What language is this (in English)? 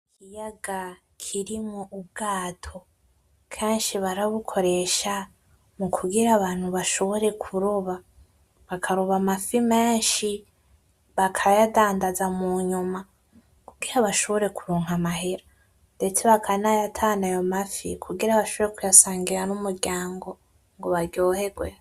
Rundi